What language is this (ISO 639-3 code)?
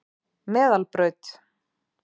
isl